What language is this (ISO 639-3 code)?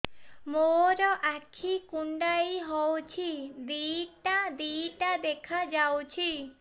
ori